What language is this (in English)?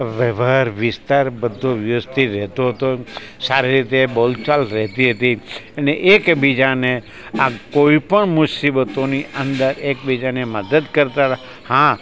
Gujarati